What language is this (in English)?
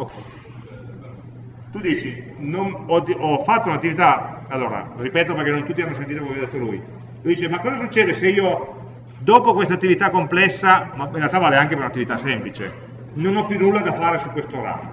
Italian